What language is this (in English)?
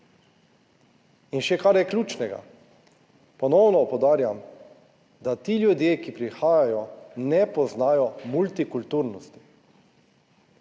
Slovenian